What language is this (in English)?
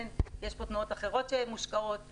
Hebrew